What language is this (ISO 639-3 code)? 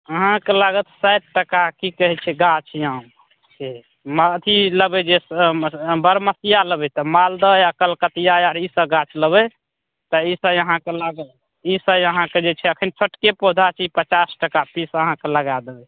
mai